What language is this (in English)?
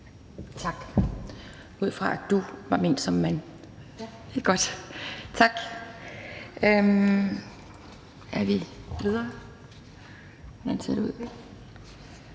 Danish